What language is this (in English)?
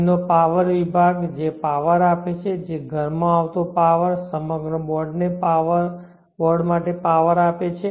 Gujarati